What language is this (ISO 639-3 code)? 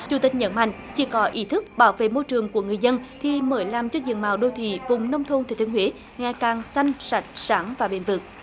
vie